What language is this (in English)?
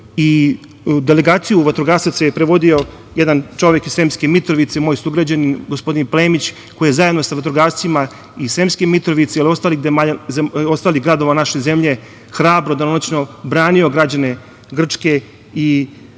Serbian